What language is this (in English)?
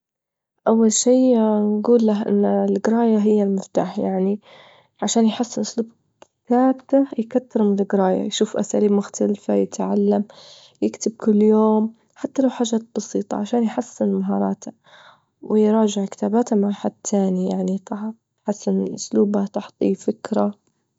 Libyan Arabic